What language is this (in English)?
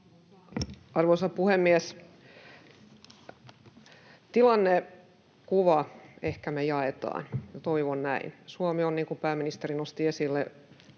Finnish